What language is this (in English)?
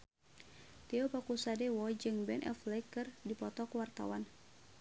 Sundanese